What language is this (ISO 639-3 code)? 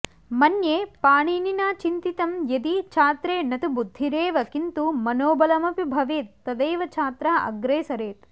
san